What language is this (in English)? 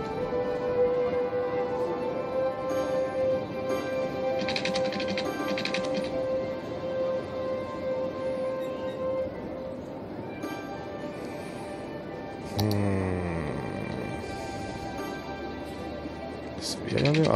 German